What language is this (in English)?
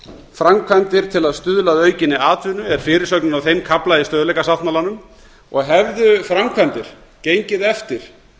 Icelandic